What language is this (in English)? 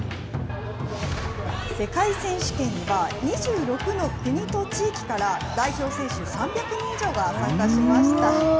Japanese